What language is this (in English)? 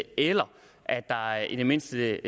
Danish